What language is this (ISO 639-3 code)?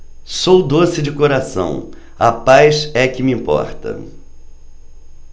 por